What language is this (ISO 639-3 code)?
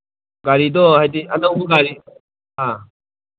mni